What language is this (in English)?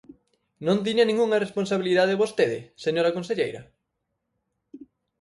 Galician